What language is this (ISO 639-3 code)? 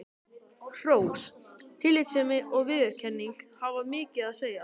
isl